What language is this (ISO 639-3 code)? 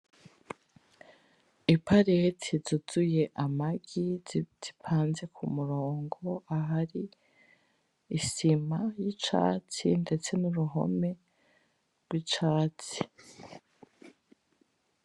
run